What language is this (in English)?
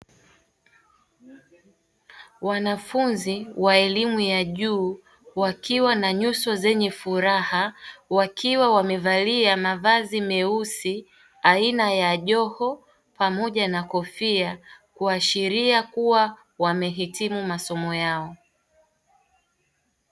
Swahili